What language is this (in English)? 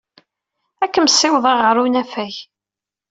Kabyle